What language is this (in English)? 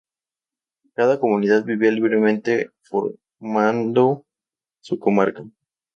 Spanish